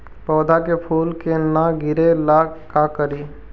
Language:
Magahi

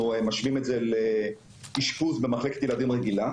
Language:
Hebrew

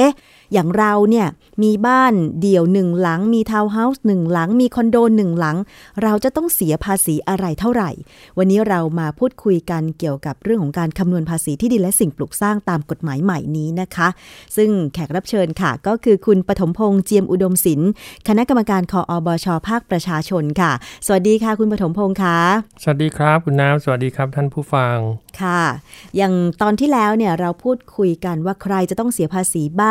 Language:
Thai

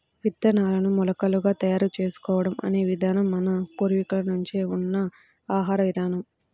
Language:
Telugu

